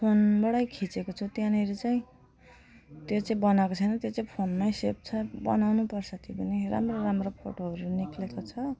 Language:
Nepali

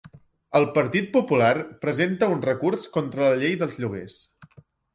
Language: Catalan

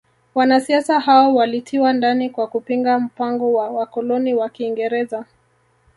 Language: Swahili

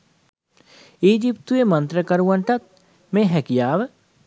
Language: Sinhala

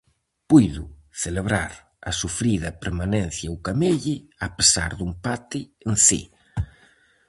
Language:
Galician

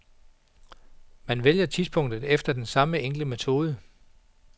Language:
Danish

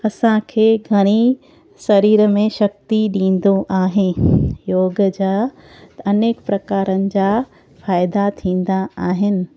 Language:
Sindhi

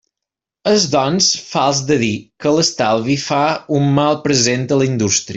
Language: Catalan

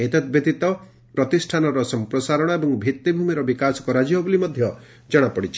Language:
Odia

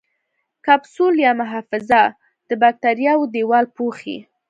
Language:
Pashto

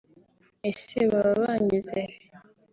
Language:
Kinyarwanda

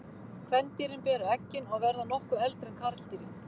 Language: Icelandic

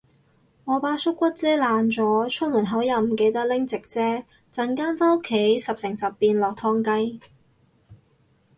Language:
Cantonese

